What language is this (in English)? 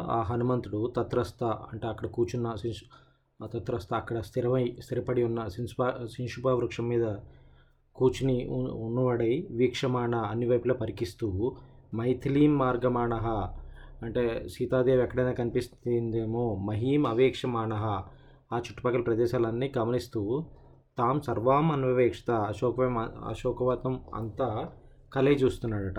Telugu